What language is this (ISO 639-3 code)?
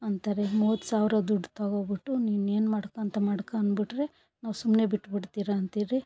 kan